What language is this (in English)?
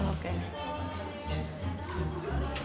Indonesian